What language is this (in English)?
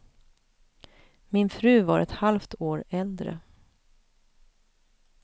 Swedish